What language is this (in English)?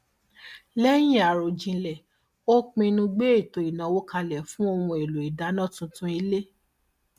Yoruba